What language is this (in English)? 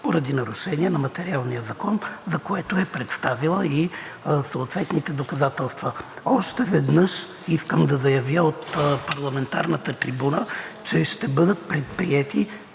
Bulgarian